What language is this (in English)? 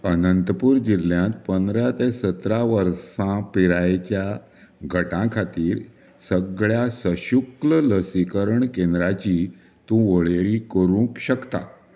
Konkani